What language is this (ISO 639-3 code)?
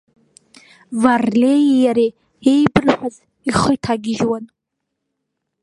abk